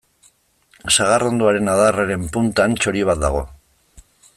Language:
Basque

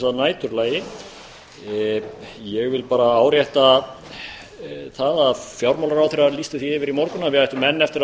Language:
Icelandic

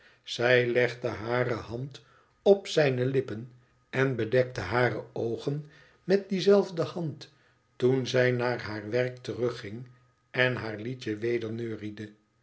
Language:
Dutch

